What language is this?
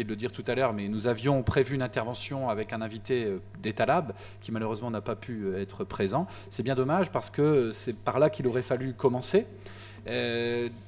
French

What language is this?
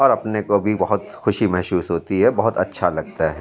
Urdu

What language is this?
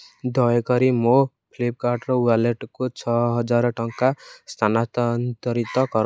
Odia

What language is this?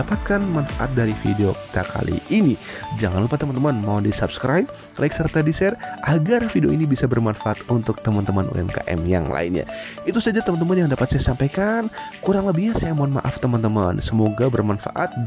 Indonesian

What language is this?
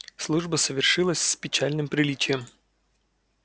Russian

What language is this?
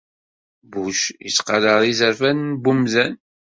Kabyle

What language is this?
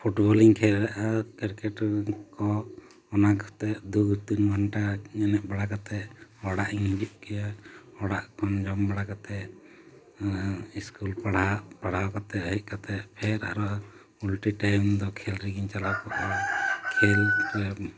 Santali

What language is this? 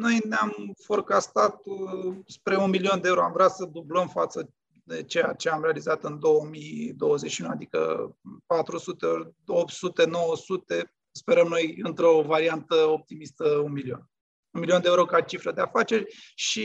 Romanian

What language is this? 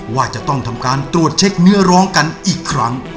Thai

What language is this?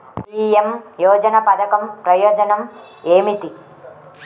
Telugu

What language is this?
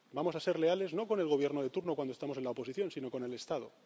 Spanish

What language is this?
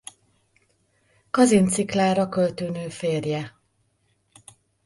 Hungarian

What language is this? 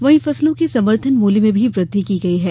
Hindi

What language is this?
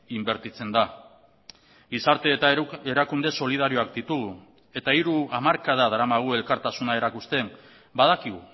Basque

